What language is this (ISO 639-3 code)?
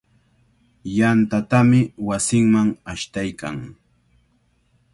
qvl